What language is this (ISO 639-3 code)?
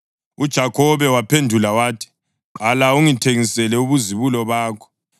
nde